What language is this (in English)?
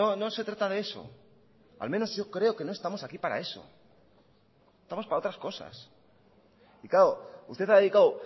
Spanish